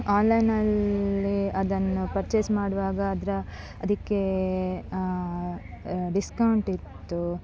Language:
Kannada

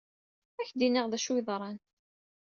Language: Kabyle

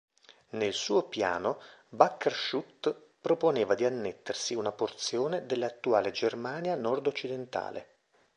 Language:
Italian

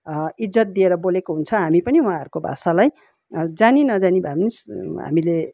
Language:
Nepali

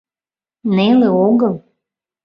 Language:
Mari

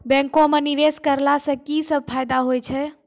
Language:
Maithili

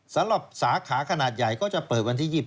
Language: Thai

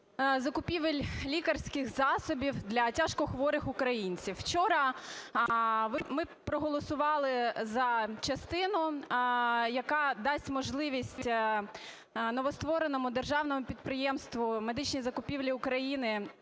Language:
Ukrainian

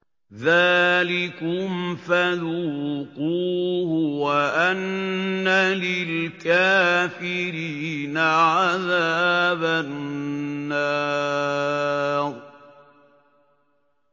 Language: Arabic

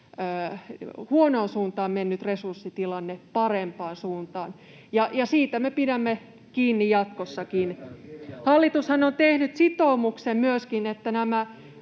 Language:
Finnish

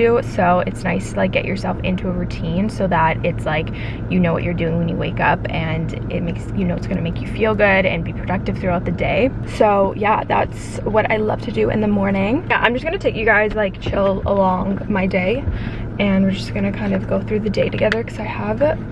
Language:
English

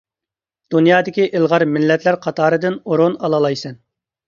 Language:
Uyghur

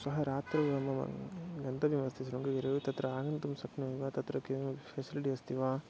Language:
Sanskrit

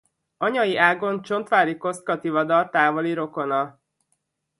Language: Hungarian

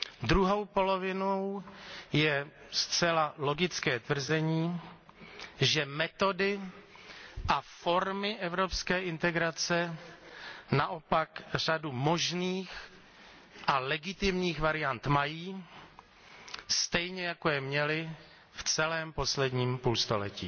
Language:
Czech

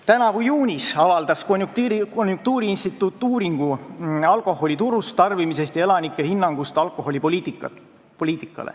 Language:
Estonian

